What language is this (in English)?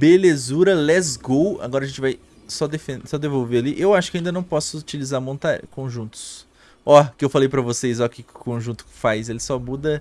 Portuguese